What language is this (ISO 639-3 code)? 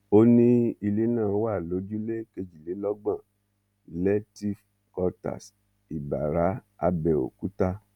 yor